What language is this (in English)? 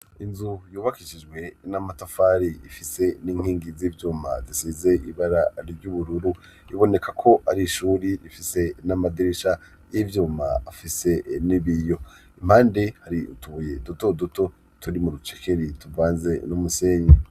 Rundi